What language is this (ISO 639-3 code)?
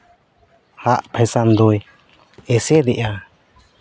sat